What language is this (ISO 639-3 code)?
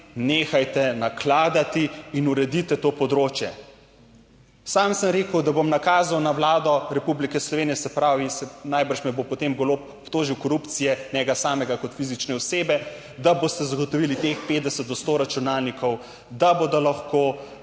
slv